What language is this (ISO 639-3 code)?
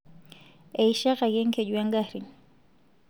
mas